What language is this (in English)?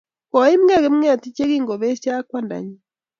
Kalenjin